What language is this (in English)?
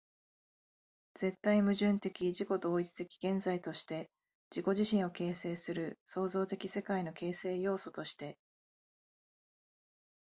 Japanese